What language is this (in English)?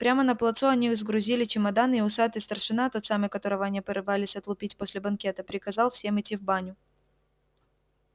Russian